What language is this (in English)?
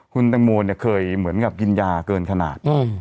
Thai